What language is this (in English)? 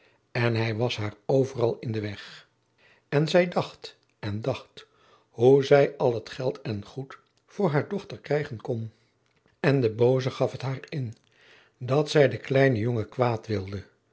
Dutch